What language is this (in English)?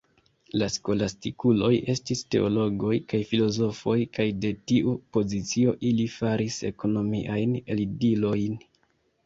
Esperanto